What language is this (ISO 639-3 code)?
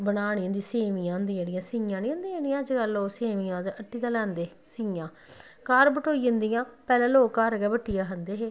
doi